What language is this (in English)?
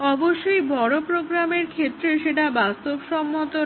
Bangla